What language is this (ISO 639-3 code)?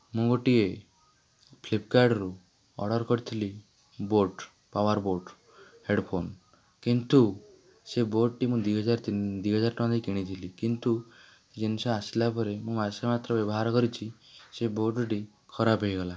ori